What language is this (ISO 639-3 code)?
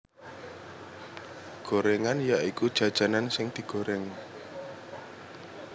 jav